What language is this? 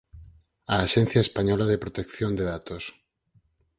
Galician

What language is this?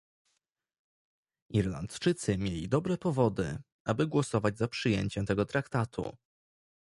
Polish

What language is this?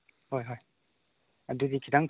Manipuri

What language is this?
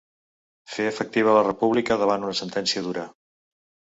Catalan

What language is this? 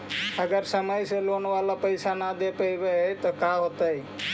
Magahi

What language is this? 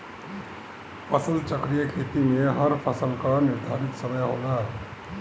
Bhojpuri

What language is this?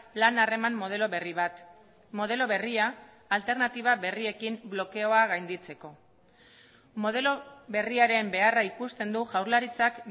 Basque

